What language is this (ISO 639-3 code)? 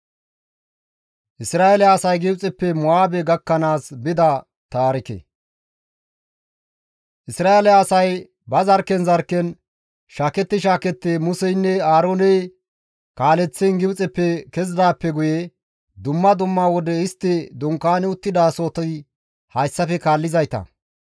gmv